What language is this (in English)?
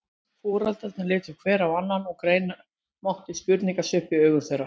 Icelandic